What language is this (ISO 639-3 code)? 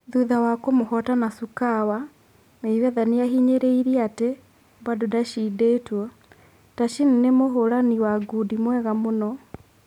kik